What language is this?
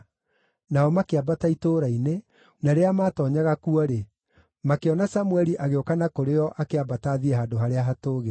Kikuyu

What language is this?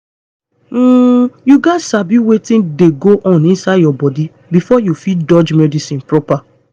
Nigerian Pidgin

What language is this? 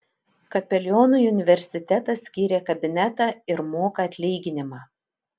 Lithuanian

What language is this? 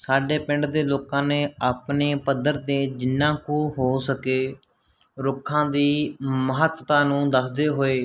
Punjabi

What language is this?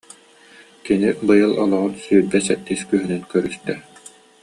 Yakut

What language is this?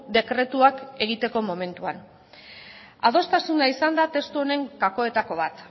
Basque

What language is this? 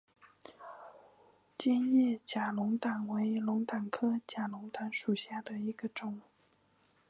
Chinese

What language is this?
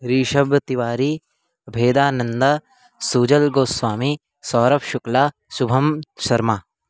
Sanskrit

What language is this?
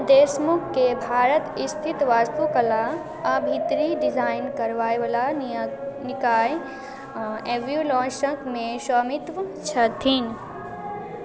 Maithili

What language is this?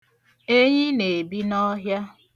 Igbo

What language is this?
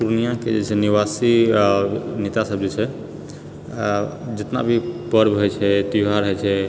Maithili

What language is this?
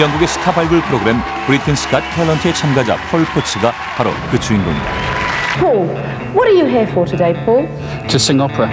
Korean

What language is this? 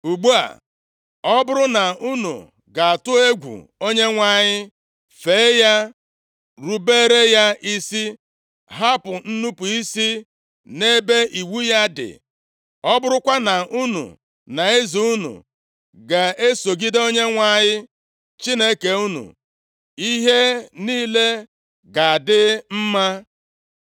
Igbo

